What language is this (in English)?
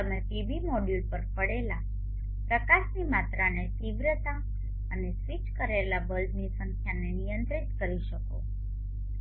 Gujarati